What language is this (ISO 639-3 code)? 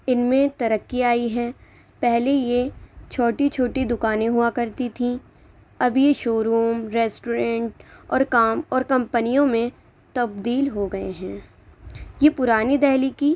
urd